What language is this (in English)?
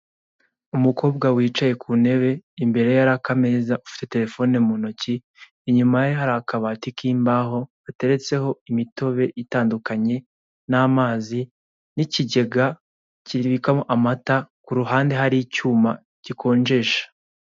Kinyarwanda